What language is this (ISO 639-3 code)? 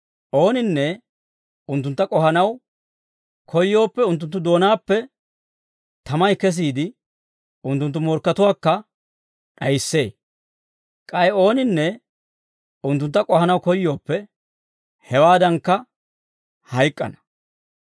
dwr